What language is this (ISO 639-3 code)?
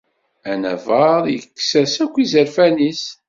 kab